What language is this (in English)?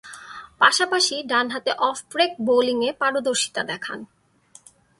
Bangla